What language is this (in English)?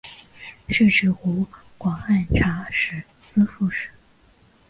Chinese